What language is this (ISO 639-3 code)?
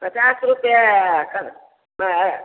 mai